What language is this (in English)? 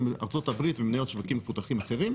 Hebrew